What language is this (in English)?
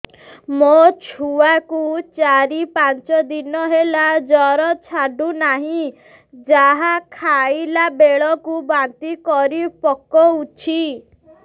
Odia